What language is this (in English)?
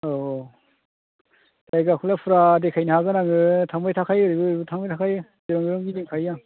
Bodo